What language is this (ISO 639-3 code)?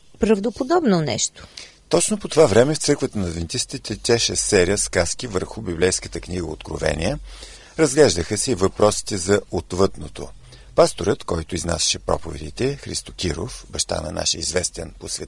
bul